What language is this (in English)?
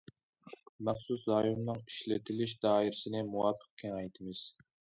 Uyghur